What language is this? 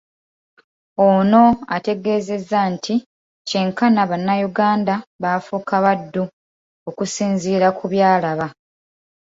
Ganda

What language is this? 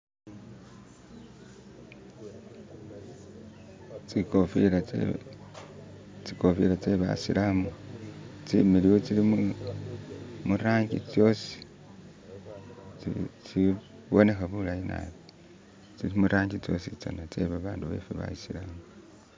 Masaaba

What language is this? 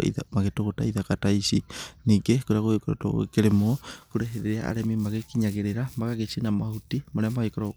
Kikuyu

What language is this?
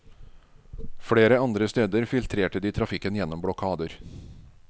Norwegian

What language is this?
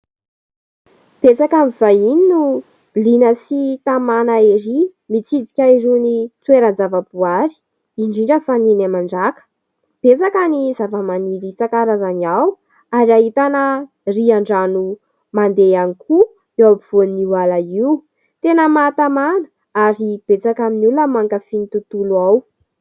Malagasy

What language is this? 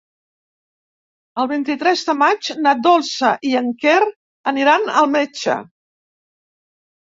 Catalan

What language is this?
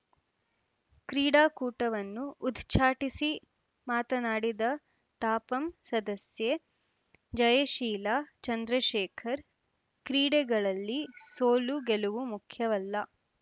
Kannada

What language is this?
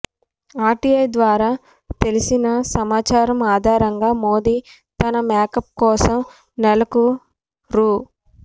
Telugu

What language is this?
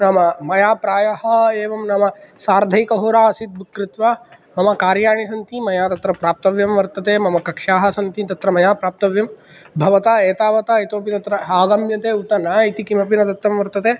Sanskrit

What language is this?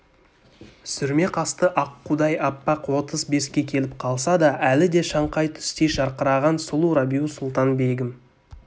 Kazakh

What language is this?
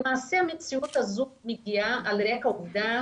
Hebrew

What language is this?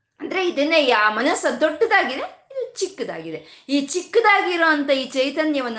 Kannada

